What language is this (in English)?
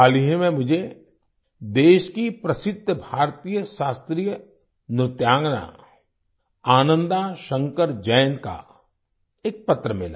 Hindi